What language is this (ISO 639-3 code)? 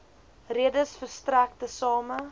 afr